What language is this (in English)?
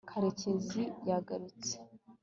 Kinyarwanda